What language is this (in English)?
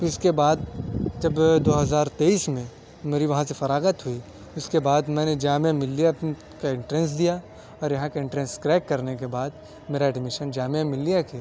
Urdu